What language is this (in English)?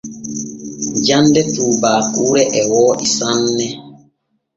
Borgu Fulfulde